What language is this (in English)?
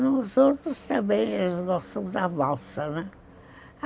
Portuguese